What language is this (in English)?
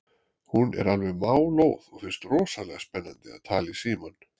Icelandic